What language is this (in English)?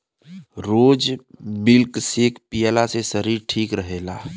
Bhojpuri